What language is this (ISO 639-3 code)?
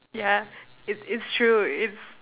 eng